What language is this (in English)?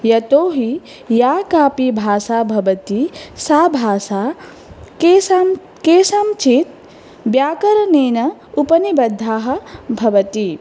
Sanskrit